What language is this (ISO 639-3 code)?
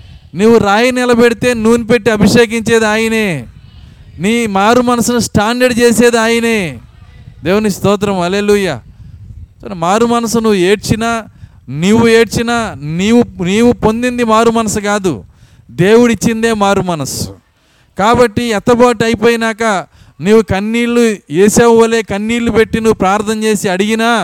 tel